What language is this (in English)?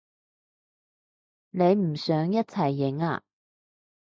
Cantonese